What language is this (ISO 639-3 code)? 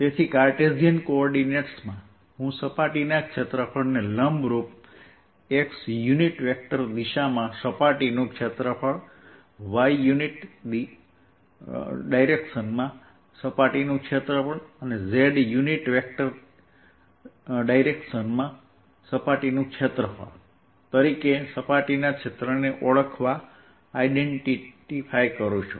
guj